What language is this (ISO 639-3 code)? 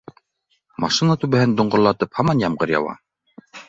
bak